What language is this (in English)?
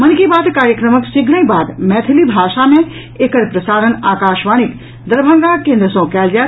Maithili